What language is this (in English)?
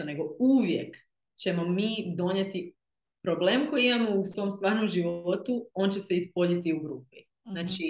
Croatian